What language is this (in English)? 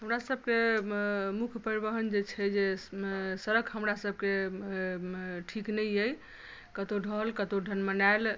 Maithili